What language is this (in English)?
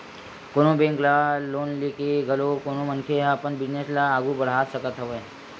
Chhattisgarhi